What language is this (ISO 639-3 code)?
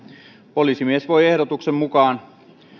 fin